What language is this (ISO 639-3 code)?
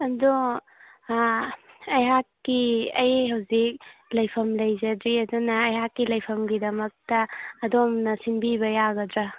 mni